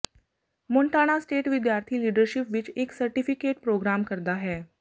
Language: Punjabi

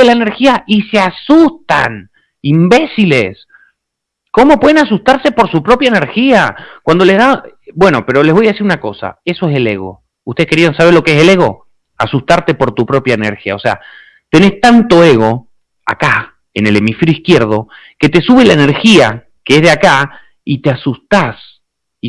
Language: Spanish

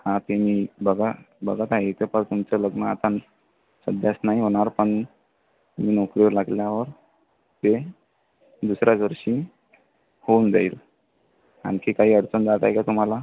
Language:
Marathi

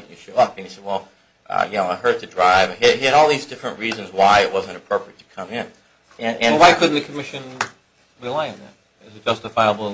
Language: English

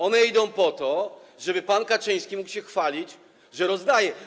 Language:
Polish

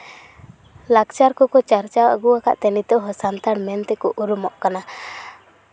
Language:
Santali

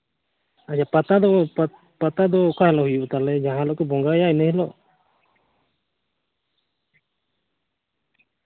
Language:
Santali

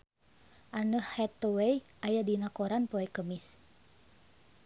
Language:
Sundanese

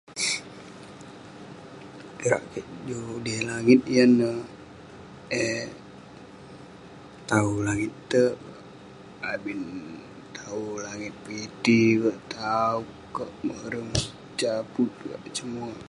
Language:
Western Penan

